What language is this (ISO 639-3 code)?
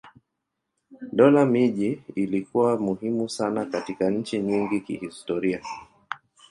swa